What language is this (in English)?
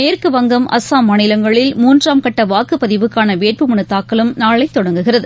Tamil